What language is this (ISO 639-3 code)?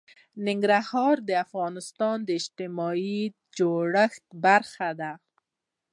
pus